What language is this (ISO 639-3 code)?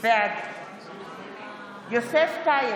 heb